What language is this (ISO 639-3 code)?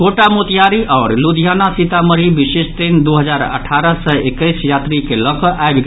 mai